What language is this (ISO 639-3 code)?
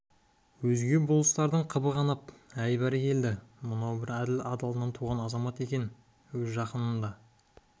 kaz